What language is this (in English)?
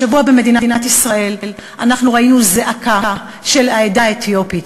Hebrew